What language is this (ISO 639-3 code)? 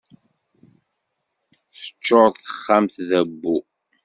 kab